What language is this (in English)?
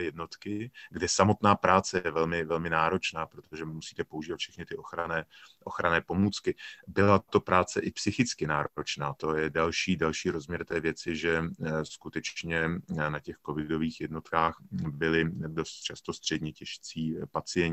Czech